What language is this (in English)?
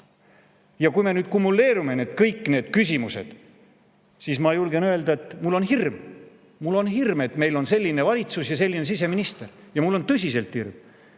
Estonian